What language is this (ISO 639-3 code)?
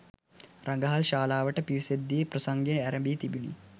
sin